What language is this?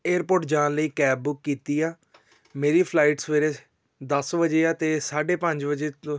Punjabi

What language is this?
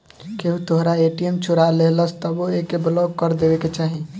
Bhojpuri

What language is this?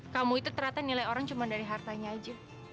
Indonesian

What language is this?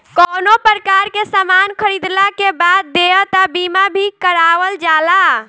Bhojpuri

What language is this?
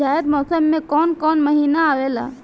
Bhojpuri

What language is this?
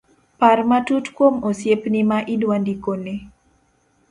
Luo (Kenya and Tanzania)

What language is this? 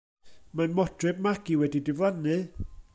Welsh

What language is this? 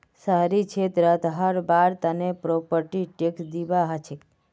Magahi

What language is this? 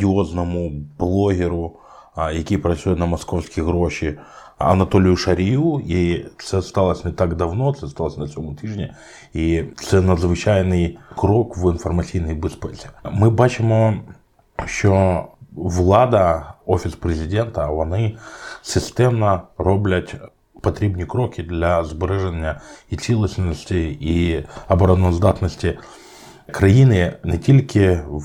Ukrainian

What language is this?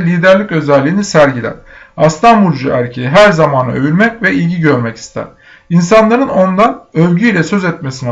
Turkish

